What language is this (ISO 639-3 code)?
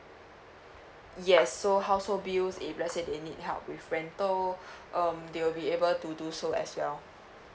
eng